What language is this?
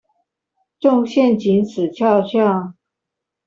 Chinese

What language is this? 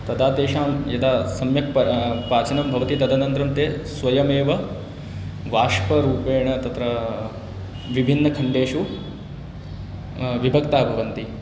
Sanskrit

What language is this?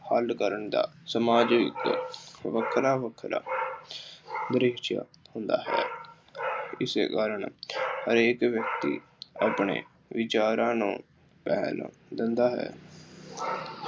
Punjabi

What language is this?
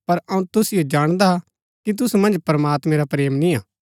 Gaddi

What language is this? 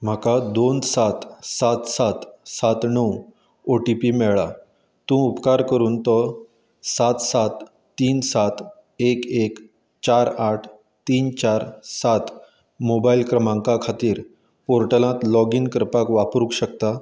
Konkani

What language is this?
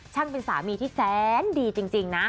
Thai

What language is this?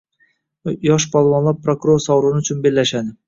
Uzbek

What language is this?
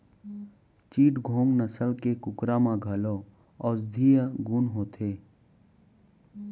Chhattisgarhi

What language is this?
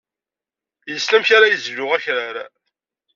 Kabyle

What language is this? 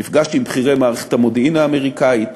Hebrew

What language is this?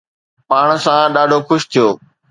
Sindhi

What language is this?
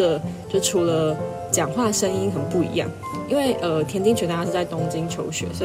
Chinese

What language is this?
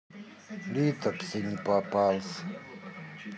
Russian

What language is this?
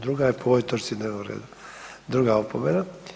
Croatian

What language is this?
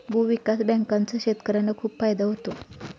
Marathi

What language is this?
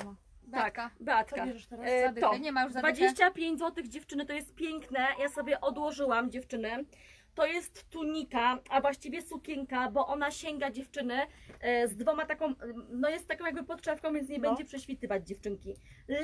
Polish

